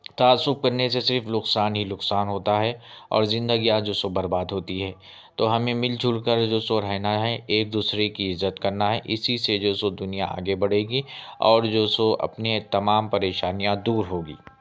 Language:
Urdu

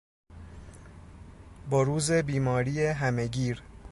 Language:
Persian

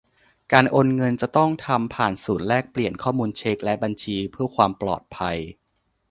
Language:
Thai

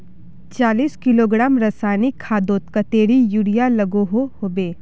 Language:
Magahi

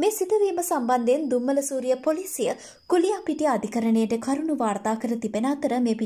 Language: Arabic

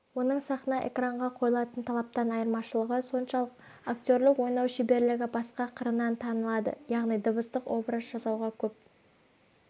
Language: Kazakh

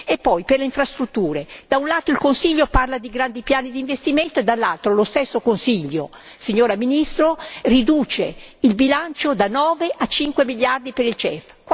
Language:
Italian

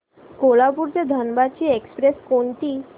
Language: Marathi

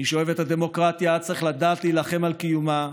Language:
Hebrew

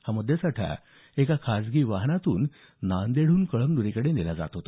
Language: Marathi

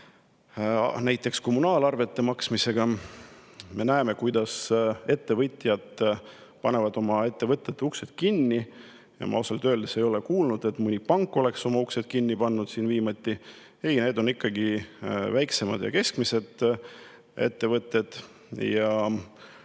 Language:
Estonian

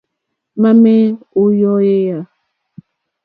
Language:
Mokpwe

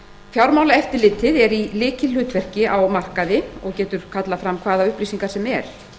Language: Icelandic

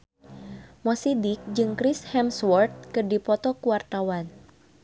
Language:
Sundanese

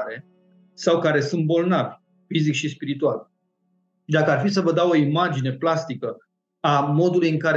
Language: Romanian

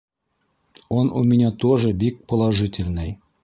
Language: Bashkir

